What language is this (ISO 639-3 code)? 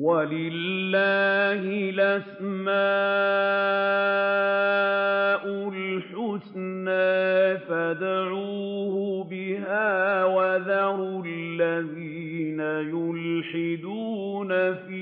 ara